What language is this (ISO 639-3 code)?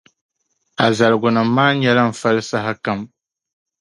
dag